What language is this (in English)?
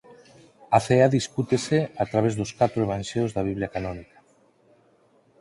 Galician